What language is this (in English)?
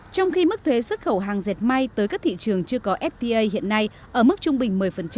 Vietnamese